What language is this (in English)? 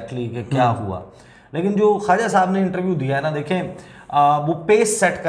Hindi